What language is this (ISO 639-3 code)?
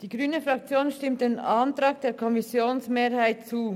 gsw